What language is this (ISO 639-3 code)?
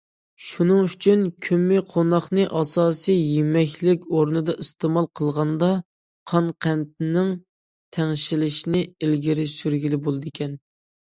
uig